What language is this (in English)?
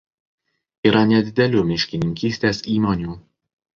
Lithuanian